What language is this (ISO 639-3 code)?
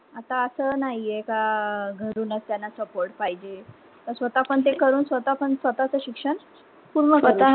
mar